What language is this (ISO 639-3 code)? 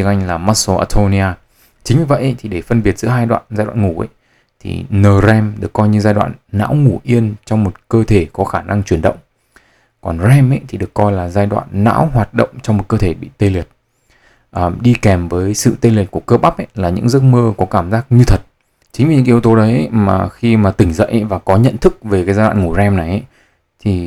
vie